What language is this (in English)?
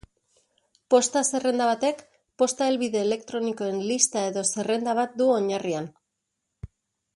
Basque